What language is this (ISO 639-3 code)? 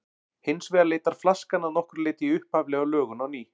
isl